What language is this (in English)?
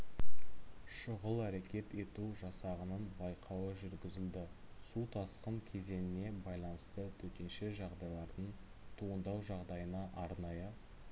Kazakh